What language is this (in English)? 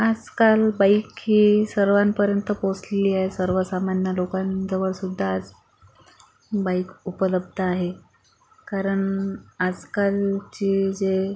Marathi